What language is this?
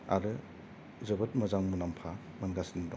Bodo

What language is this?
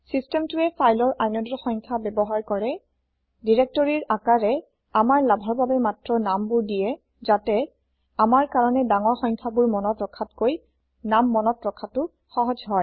Assamese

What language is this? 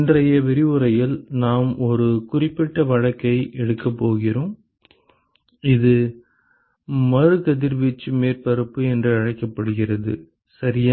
Tamil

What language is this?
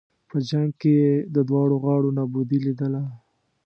Pashto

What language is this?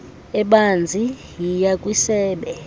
Xhosa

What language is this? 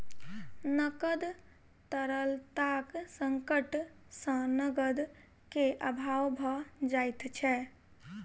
Maithili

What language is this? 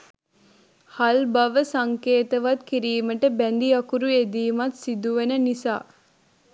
Sinhala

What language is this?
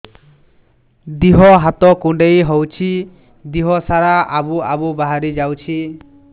Odia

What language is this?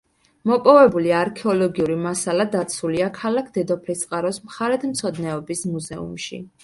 Georgian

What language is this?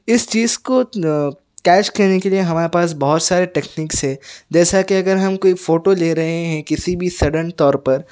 Urdu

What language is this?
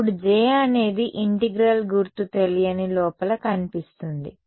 Telugu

